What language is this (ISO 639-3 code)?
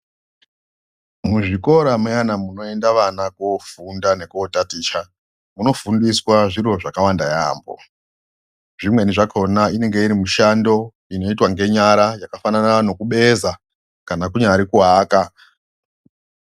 ndc